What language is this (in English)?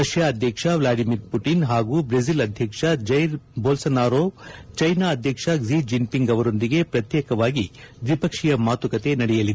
Kannada